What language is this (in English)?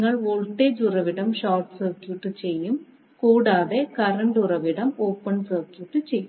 Malayalam